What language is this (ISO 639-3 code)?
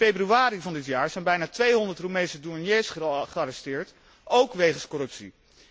nld